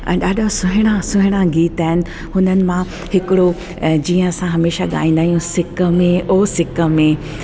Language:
Sindhi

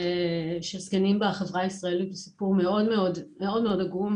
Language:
Hebrew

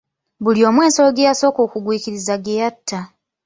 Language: Ganda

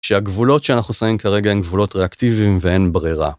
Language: Hebrew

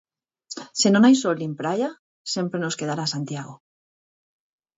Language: Galician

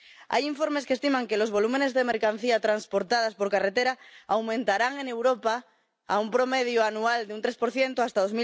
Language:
Spanish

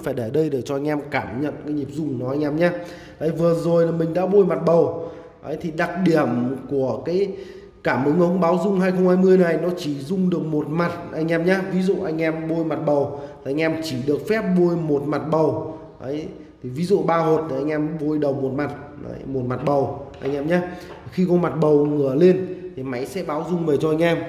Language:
Vietnamese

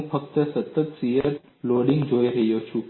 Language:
Gujarati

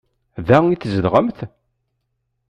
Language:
Kabyle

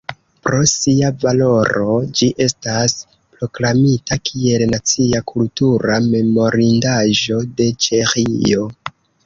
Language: Esperanto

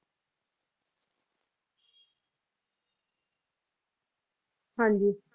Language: Punjabi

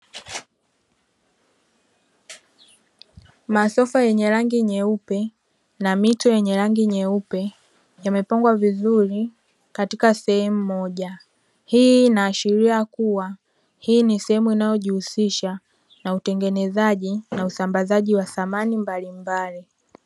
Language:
Swahili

